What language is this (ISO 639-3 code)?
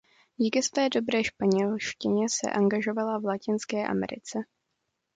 ces